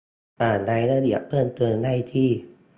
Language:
Thai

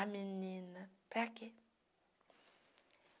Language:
Portuguese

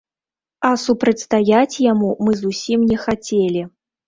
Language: Belarusian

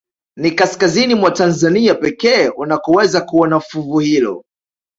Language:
Swahili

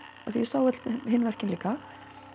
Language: Icelandic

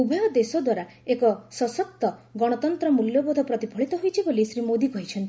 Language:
Odia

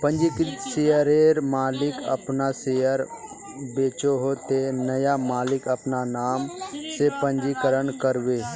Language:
Magahi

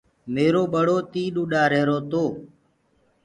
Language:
Gurgula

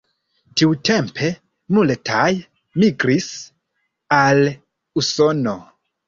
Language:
Esperanto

